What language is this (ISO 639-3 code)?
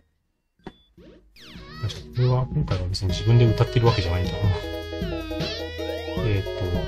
jpn